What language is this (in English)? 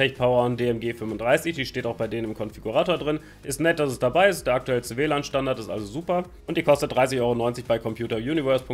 German